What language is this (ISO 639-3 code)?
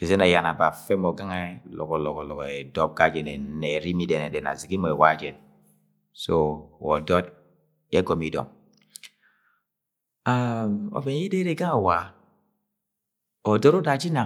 yay